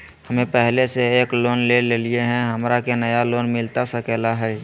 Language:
Magahi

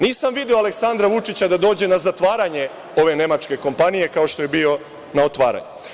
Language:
Serbian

